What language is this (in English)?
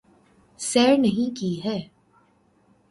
Urdu